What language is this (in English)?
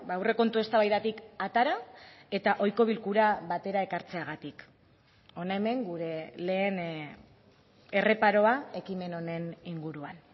Basque